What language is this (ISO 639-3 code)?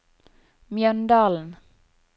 nor